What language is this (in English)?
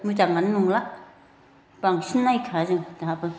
Bodo